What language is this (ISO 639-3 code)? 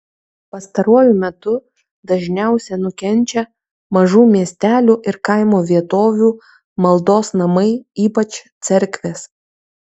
lit